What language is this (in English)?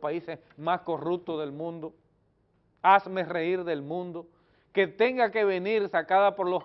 Spanish